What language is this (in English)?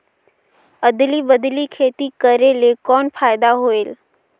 Chhattisgarhi